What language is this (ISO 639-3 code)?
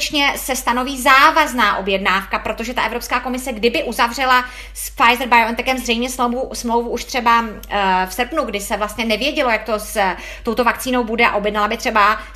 ces